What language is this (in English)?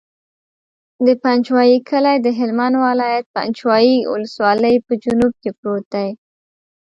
Pashto